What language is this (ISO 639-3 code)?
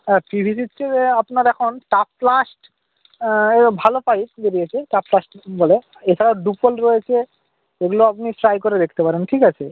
ben